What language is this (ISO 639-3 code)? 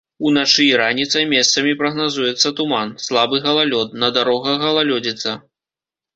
bel